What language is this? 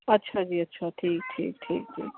Punjabi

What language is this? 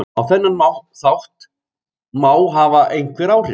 Icelandic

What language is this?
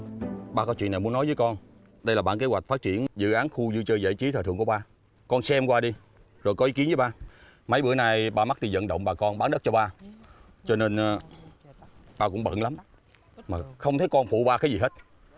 Vietnamese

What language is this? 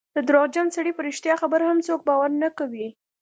Pashto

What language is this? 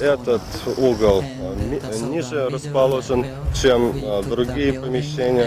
Russian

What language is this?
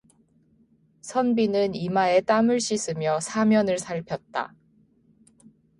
Korean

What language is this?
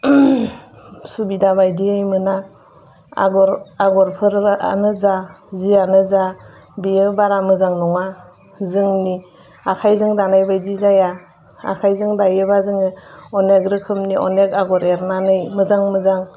Bodo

